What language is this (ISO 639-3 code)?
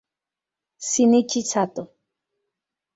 spa